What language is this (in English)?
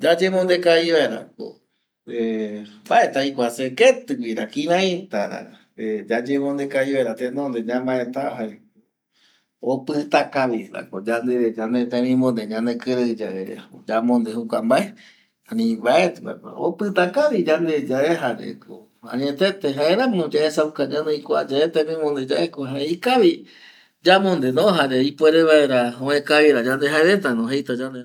Eastern Bolivian Guaraní